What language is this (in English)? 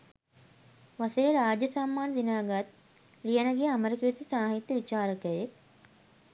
Sinhala